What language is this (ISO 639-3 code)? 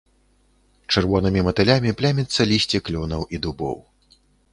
bel